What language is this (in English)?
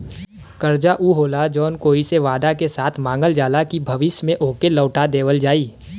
Bhojpuri